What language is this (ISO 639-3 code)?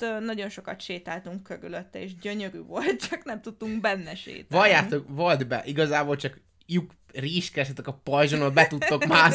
hun